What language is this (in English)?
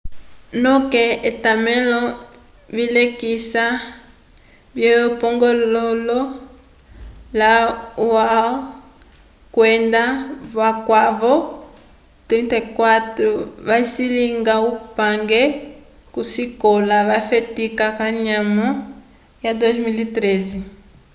Umbundu